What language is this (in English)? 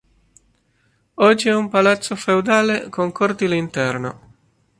Italian